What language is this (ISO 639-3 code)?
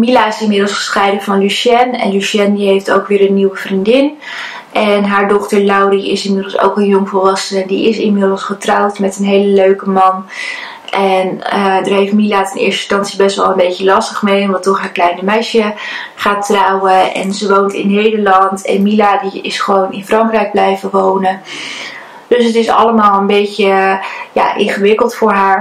nld